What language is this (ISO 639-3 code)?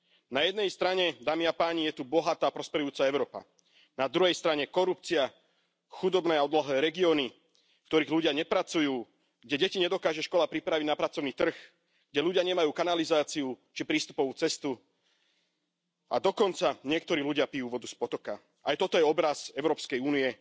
slk